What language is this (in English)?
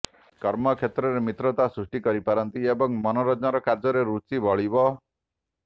Odia